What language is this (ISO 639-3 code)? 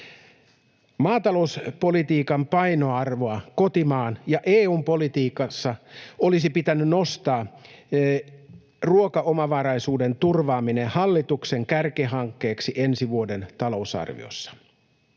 fin